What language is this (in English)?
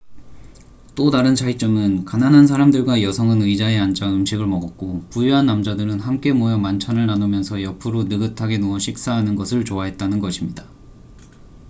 Korean